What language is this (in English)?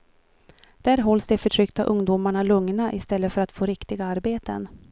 Swedish